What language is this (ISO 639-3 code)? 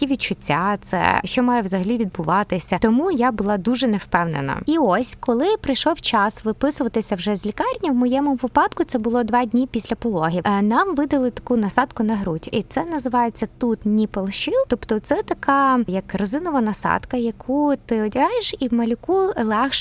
ukr